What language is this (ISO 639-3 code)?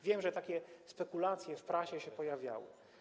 pol